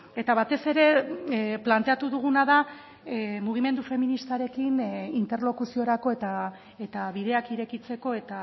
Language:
Basque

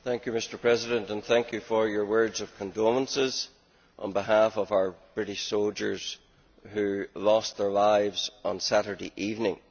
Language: English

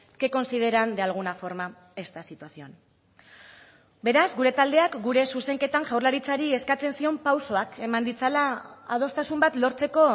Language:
Basque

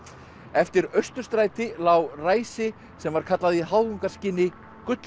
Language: Icelandic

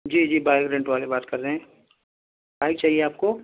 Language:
Urdu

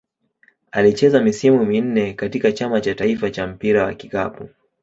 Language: Swahili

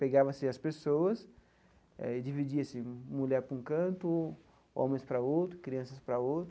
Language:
Portuguese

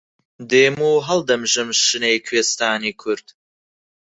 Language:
Central Kurdish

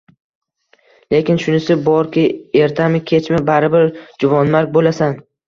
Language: Uzbek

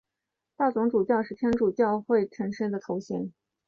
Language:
Chinese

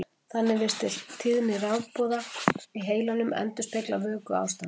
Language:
Icelandic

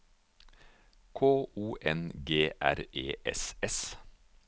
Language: Norwegian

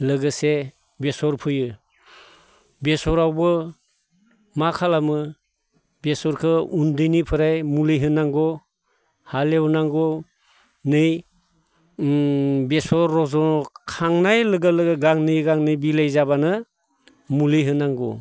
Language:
Bodo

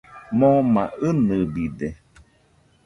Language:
Nüpode Huitoto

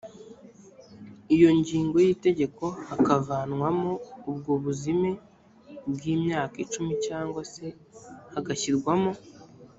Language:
Kinyarwanda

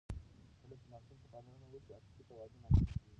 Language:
Pashto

